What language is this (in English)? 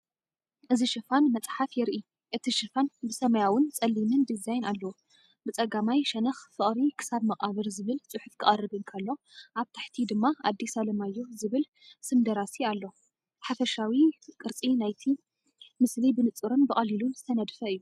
Tigrinya